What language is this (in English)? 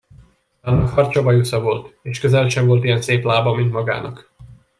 Hungarian